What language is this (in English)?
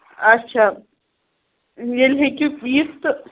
Kashmiri